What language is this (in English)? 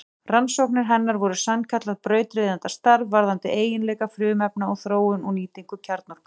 Icelandic